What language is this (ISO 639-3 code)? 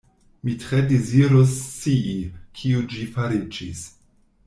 epo